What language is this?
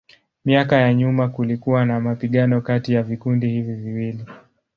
Swahili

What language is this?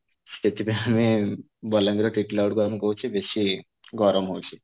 Odia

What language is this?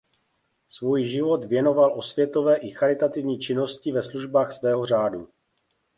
Czech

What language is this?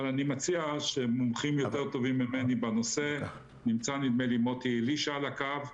Hebrew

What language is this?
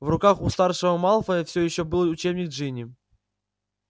Russian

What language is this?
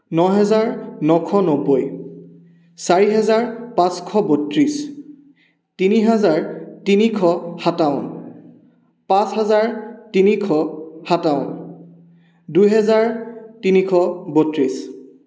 Assamese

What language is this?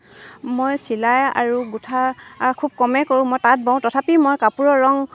Assamese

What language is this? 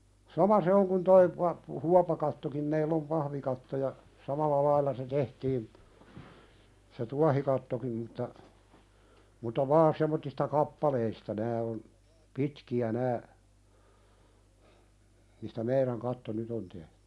Finnish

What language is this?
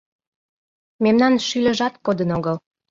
Mari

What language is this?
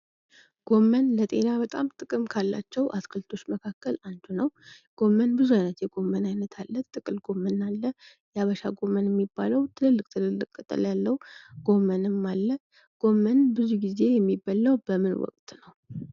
Amharic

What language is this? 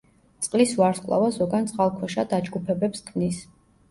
Georgian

